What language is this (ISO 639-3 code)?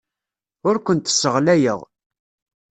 kab